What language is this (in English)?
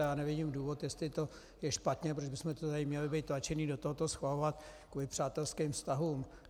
Czech